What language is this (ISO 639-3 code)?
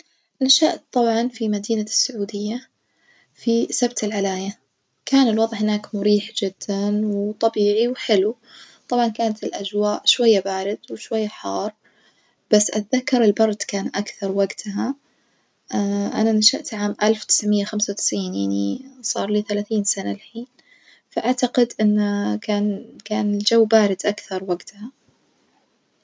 ars